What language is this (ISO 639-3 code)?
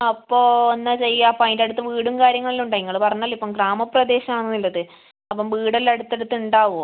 mal